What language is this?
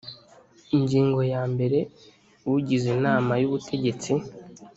Kinyarwanda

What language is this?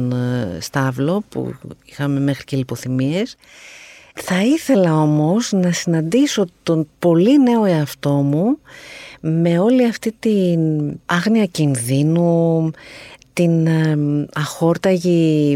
Greek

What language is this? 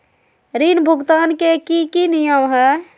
Magahi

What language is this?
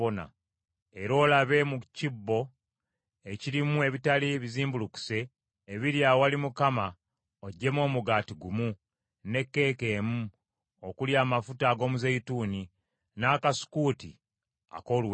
Ganda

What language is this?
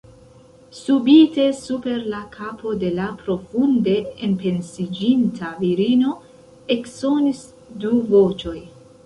Esperanto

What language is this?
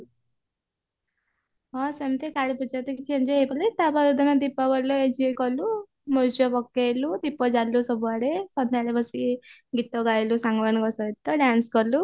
Odia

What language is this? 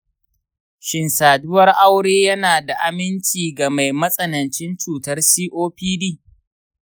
Hausa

